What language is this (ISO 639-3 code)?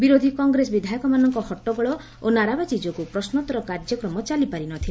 ori